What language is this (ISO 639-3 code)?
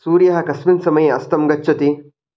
san